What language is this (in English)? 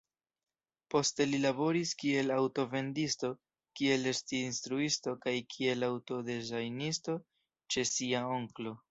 Esperanto